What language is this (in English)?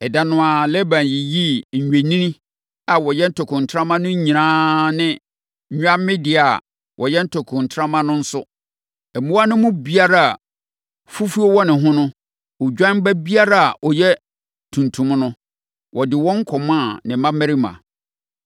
Akan